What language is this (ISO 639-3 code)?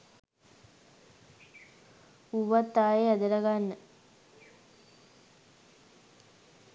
sin